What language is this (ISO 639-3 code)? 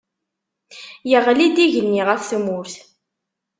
kab